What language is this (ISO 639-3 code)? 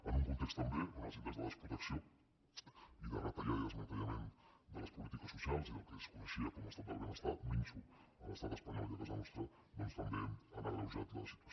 cat